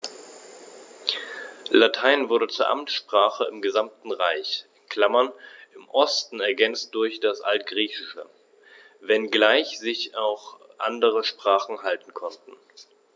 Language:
German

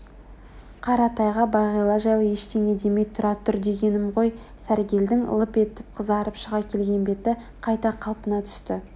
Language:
Kazakh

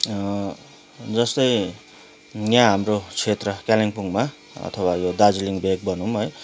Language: Nepali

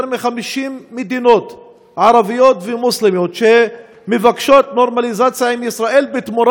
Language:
Hebrew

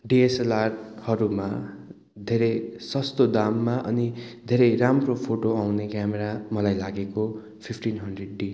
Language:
Nepali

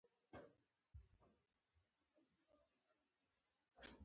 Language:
Pashto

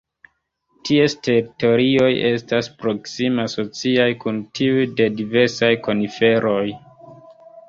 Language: Esperanto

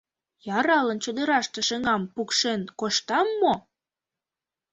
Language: Mari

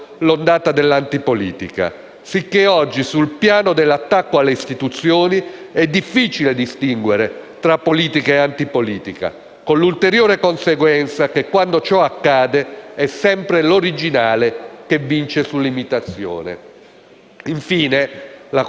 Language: Italian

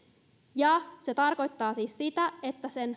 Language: Finnish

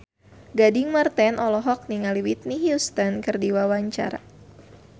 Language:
Sundanese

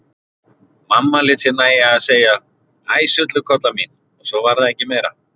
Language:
Icelandic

